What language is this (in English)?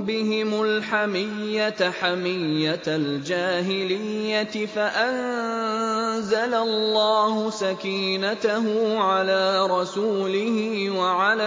Arabic